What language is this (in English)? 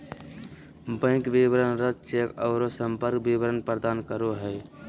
Magahi